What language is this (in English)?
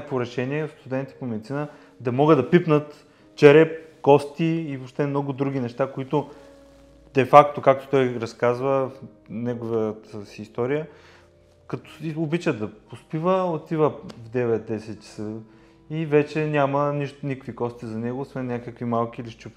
Bulgarian